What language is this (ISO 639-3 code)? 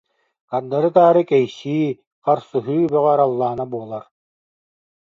sah